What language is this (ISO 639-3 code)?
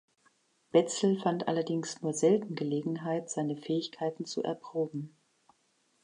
deu